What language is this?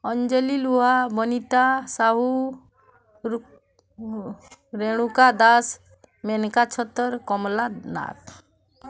Odia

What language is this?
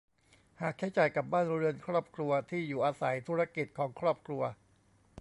Thai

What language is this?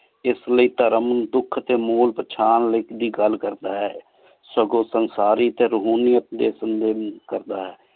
Punjabi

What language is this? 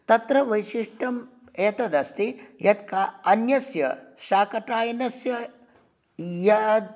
Sanskrit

